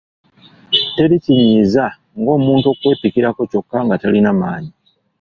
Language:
Ganda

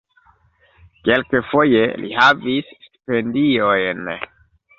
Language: Esperanto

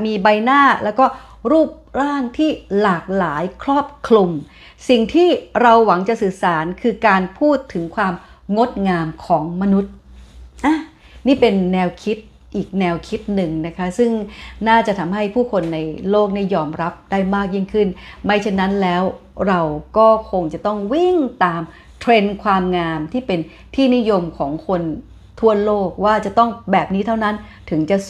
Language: Thai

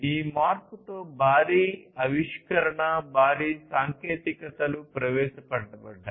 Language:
Telugu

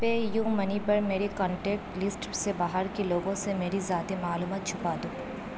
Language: Urdu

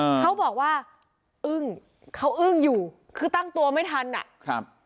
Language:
Thai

